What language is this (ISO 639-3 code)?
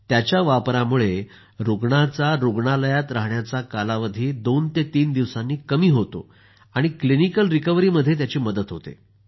mar